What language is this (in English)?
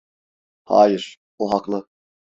Turkish